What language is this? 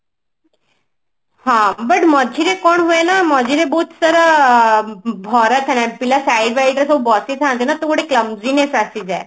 Odia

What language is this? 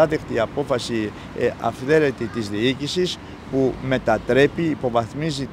Greek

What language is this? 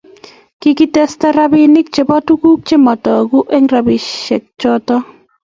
Kalenjin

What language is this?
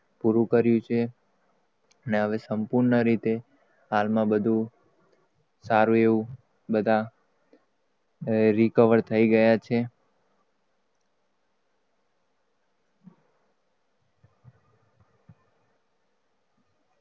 Gujarati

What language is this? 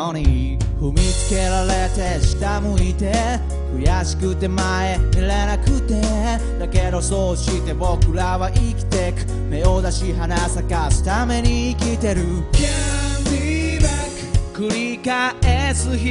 Japanese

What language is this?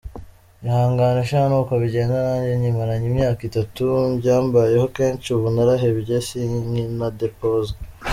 Kinyarwanda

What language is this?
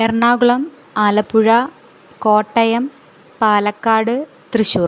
Malayalam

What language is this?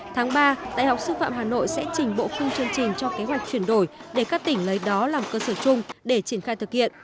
Vietnamese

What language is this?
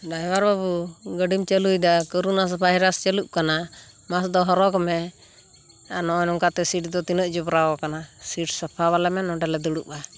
Santali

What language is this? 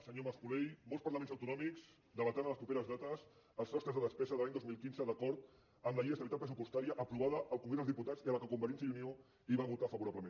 Catalan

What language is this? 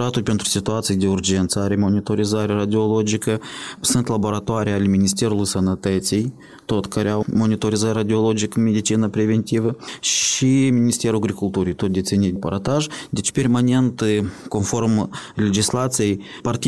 Romanian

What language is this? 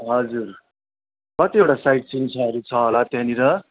Nepali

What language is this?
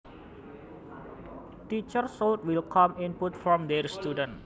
Javanese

